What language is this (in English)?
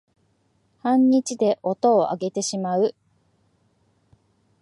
Japanese